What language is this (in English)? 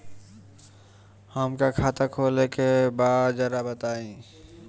Bhojpuri